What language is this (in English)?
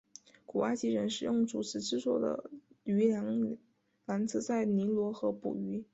Chinese